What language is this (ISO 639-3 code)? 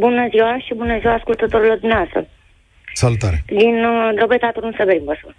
ron